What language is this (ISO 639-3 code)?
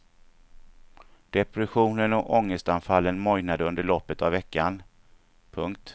swe